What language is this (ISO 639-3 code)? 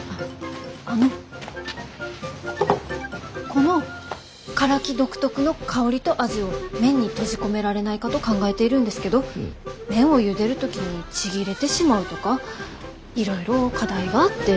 jpn